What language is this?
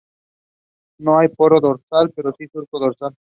Spanish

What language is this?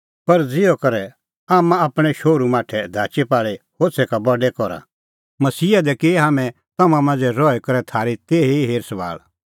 Kullu Pahari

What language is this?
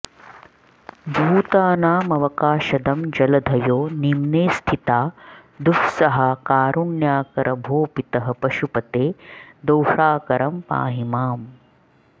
Sanskrit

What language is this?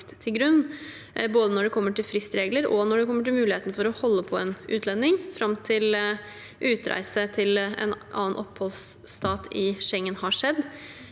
Norwegian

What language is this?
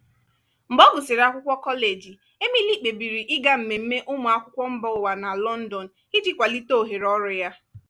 Igbo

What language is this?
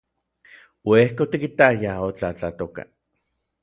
Orizaba Nahuatl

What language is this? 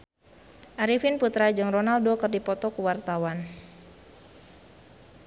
Sundanese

